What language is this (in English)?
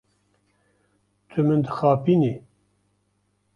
Kurdish